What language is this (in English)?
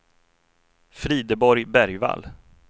Swedish